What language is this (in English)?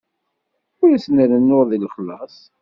Kabyle